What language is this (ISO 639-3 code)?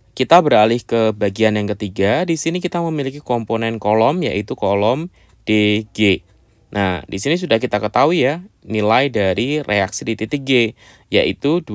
ind